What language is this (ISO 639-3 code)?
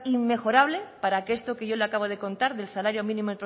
spa